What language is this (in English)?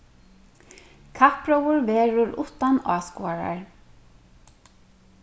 Faroese